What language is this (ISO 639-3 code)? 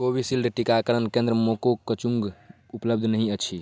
mai